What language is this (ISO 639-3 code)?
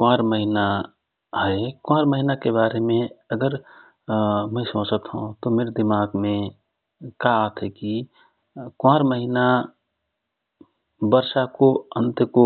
thr